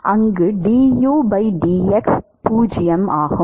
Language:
Tamil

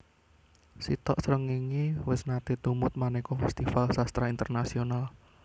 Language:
Javanese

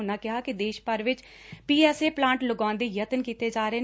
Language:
Punjabi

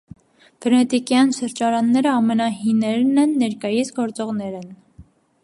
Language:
Armenian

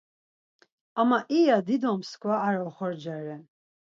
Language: Laz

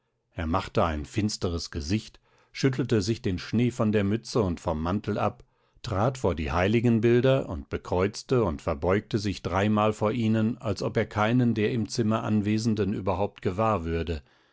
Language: German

